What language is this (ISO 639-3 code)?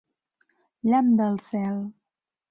cat